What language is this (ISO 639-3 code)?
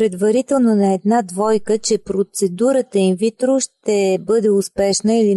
bul